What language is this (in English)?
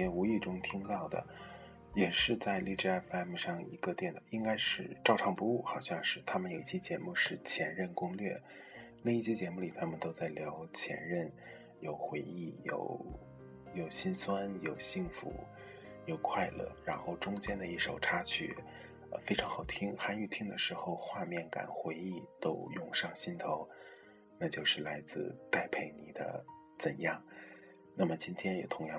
Chinese